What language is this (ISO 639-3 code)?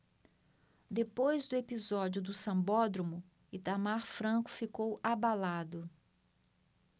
por